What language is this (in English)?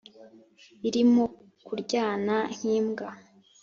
Kinyarwanda